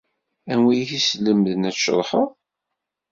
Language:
Kabyle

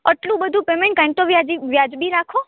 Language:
Gujarati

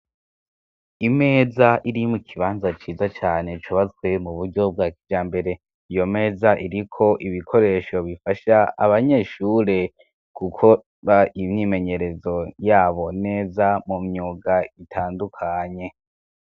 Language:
Rundi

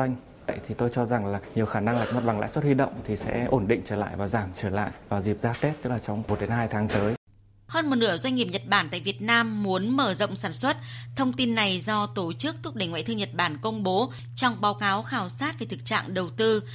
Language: Vietnamese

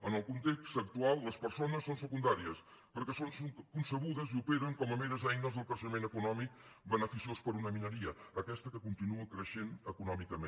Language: Catalan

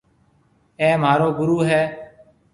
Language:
Marwari (Pakistan)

